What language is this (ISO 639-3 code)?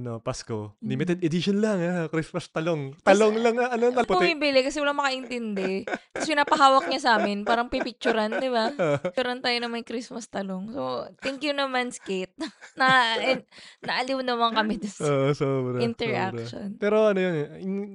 fil